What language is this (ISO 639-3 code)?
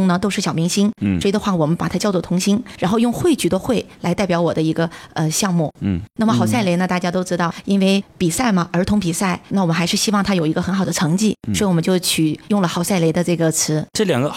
zho